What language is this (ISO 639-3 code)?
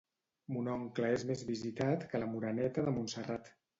cat